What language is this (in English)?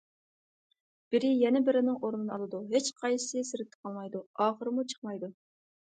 Uyghur